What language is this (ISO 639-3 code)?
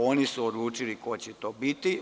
srp